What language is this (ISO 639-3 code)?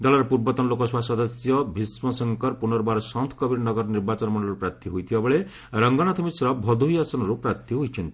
ori